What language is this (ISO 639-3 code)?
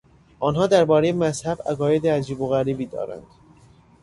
fas